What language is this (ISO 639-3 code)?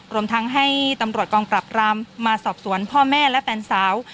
tha